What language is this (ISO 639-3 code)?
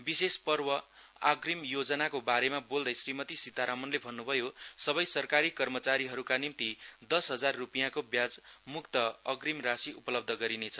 nep